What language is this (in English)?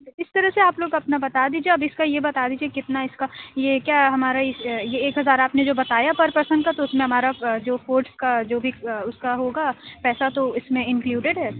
Urdu